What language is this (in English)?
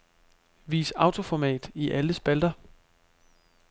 Danish